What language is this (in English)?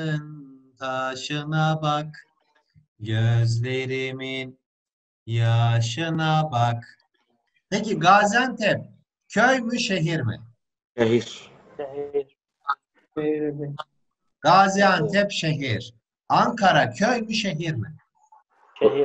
Turkish